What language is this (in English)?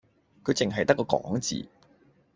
Cantonese